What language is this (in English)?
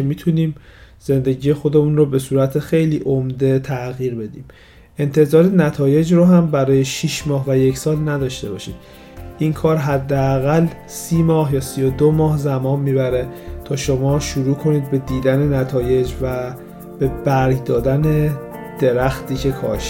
Persian